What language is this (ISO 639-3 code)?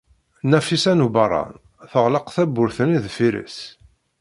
kab